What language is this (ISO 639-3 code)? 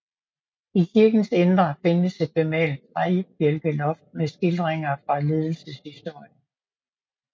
dan